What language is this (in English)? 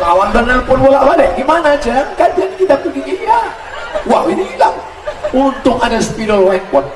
Indonesian